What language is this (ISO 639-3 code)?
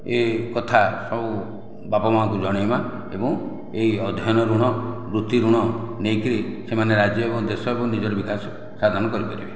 ori